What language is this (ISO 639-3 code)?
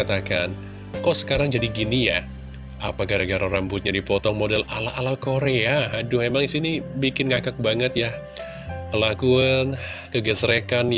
ind